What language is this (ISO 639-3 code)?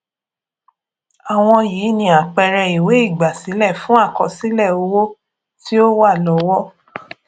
yor